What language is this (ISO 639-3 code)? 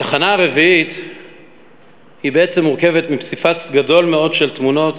heb